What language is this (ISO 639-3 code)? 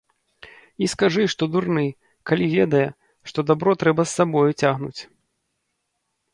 bel